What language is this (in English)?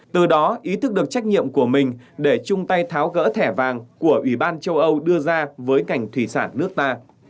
Vietnamese